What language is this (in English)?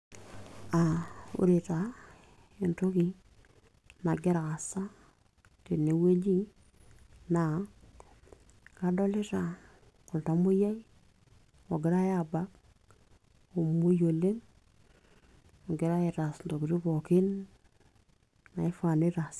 Masai